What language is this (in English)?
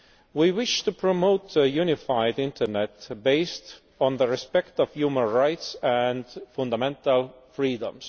English